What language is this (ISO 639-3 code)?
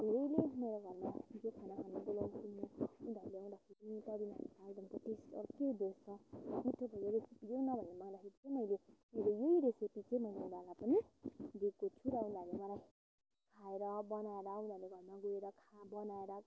nep